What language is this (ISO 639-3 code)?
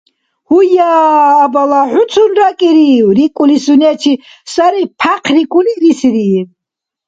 dar